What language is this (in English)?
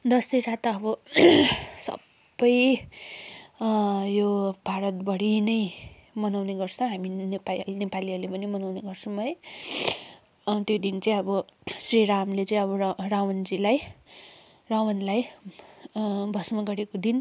Nepali